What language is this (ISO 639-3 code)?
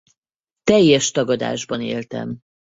hun